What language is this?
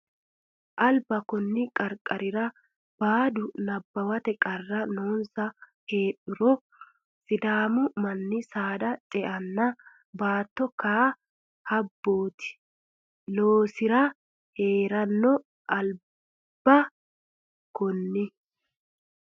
Sidamo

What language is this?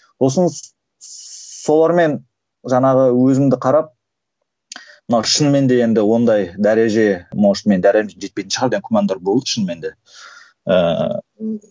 Kazakh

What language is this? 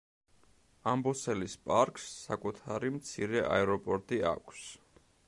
Georgian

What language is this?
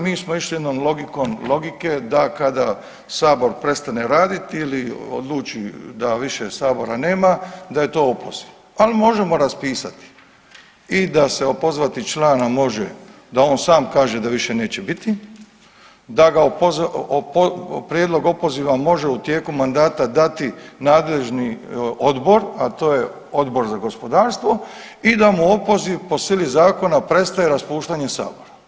Croatian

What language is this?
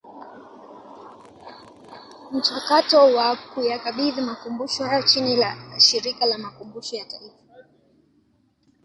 Swahili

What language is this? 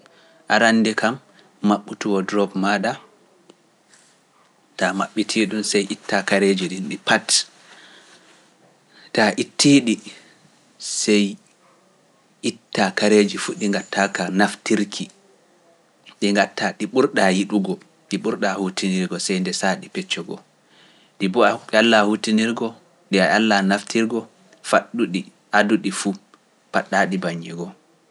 Pular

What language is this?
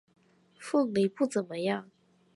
Chinese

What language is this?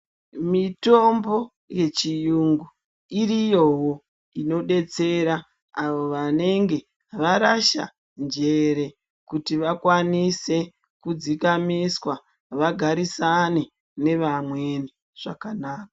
Ndau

